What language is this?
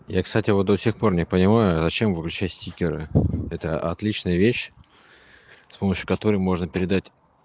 Russian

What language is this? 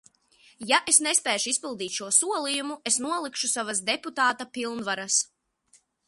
Latvian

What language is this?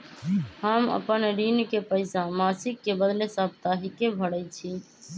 Magahi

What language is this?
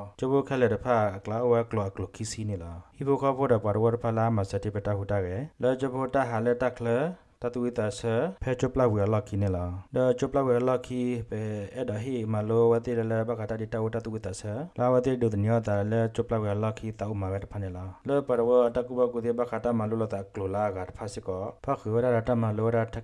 Indonesian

